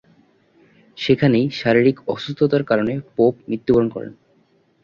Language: Bangla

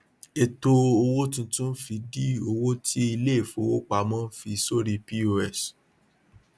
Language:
Yoruba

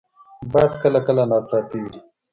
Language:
Pashto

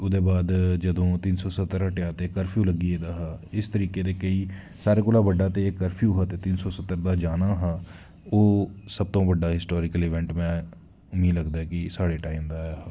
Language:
Dogri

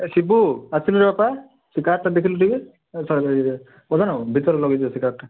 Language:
Odia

